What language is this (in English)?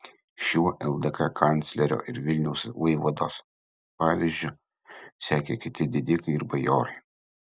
Lithuanian